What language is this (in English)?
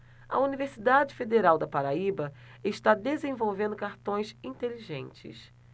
Portuguese